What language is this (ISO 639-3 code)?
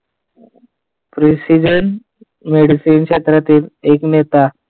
mar